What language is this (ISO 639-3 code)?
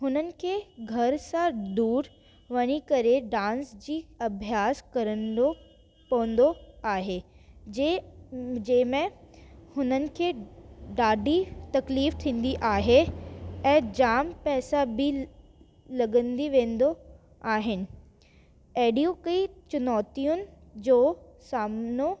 snd